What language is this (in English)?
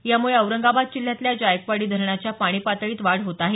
Marathi